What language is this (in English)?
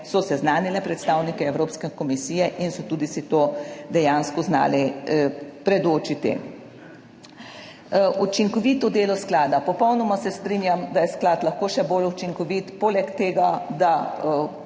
Slovenian